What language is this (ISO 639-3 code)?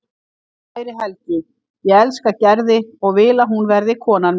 isl